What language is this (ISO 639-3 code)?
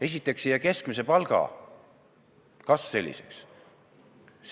est